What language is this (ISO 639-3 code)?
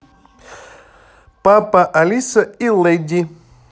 rus